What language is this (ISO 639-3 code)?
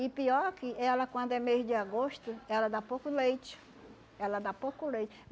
por